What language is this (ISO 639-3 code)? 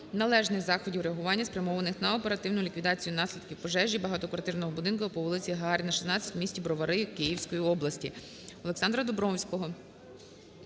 ukr